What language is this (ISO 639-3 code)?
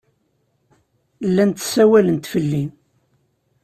kab